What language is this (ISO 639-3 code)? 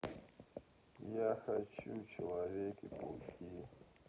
rus